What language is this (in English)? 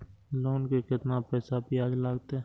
Maithili